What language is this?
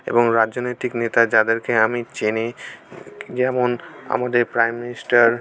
Bangla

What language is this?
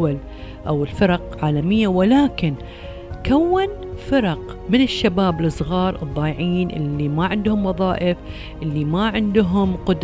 Arabic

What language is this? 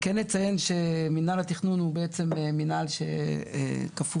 Hebrew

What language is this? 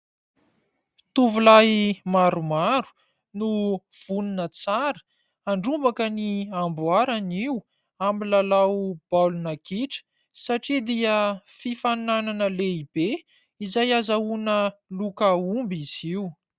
Malagasy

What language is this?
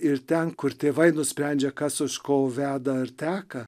Lithuanian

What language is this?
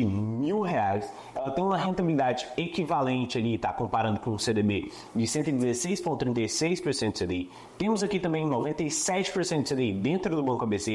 Portuguese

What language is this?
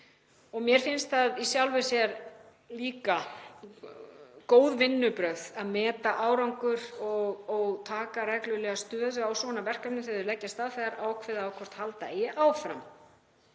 Icelandic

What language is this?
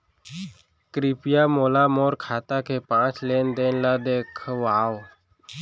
Chhattisgarhi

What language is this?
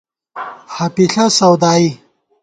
Gawar-Bati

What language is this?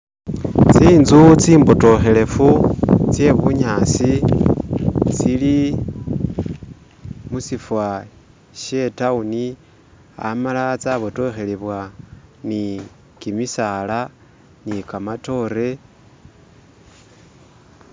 Masaaba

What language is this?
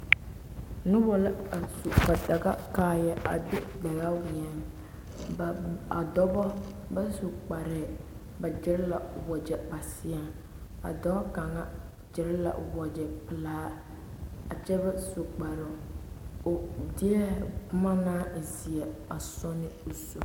Southern Dagaare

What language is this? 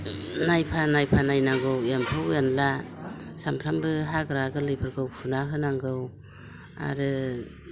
Bodo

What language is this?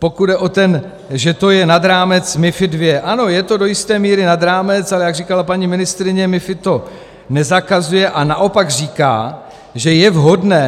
Czech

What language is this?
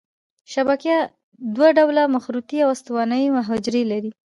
Pashto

